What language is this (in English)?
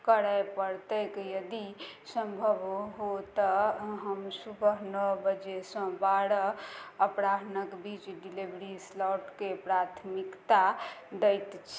Maithili